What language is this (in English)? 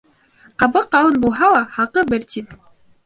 Bashkir